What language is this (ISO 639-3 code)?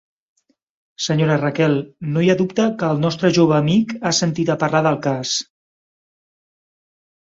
cat